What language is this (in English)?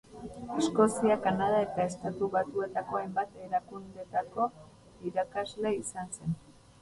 Basque